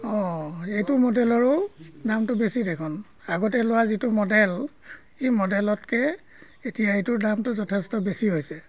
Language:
Assamese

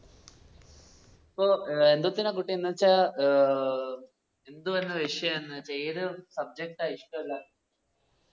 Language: Malayalam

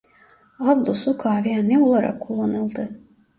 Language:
Turkish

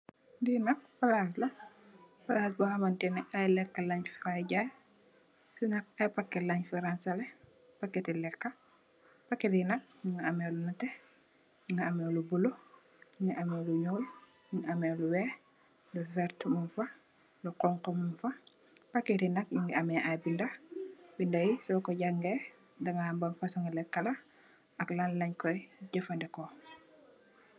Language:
Wolof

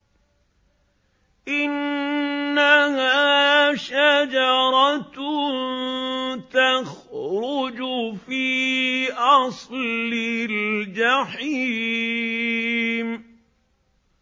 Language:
Arabic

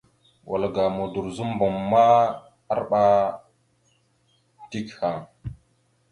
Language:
Mada (Cameroon)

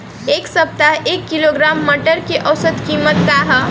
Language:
Bhojpuri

